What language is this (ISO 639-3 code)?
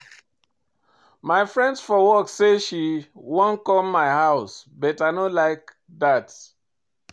pcm